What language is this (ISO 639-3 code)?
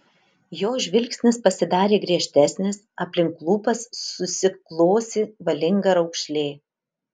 lit